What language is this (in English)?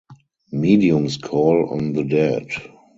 English